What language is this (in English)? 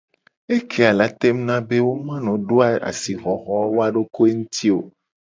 Gen